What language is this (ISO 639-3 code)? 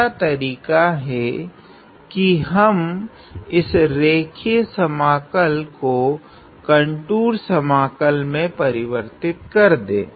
hin